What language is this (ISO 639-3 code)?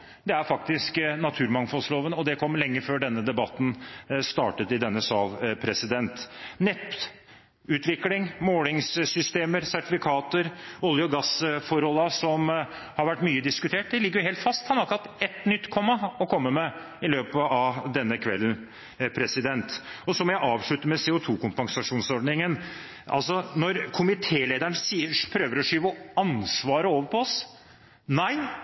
nob